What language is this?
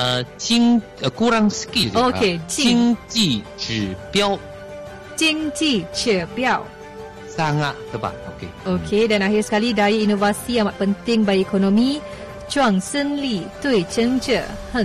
Malay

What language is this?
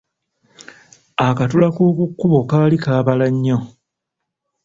Ganda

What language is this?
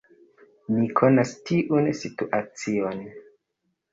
Esperanto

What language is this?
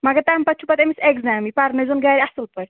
Kashmiri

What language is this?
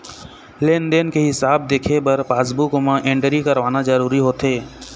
Chhattisgarhi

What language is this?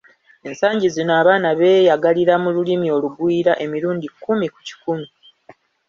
Ganda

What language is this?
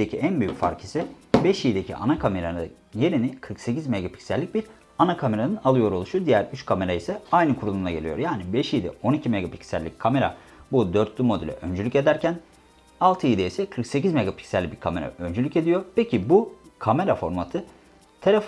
Turkish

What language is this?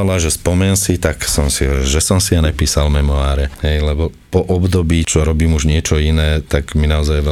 Slovak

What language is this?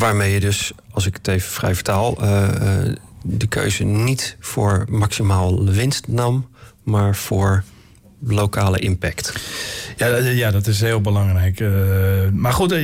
Dutch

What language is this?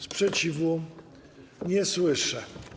Polish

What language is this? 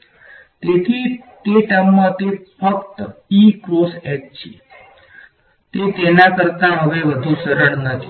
Gujarati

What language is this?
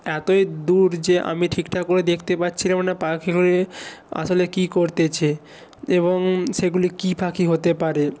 Bangla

